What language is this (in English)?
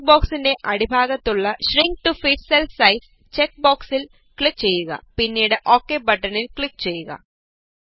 Malayalam